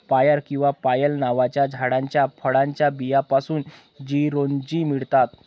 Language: Marathi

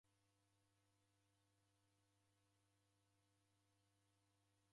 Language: Taita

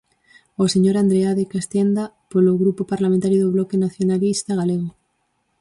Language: Galician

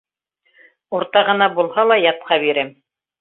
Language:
Bashkir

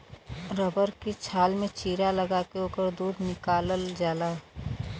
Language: Bhojpuri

